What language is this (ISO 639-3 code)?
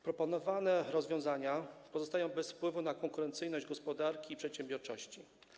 pol